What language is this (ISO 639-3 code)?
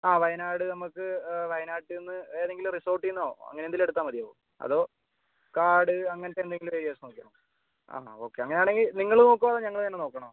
mal